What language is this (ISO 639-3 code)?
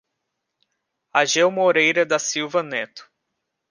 por